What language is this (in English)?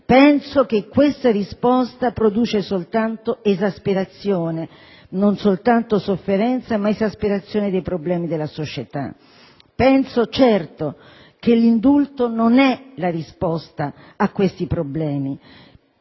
Italian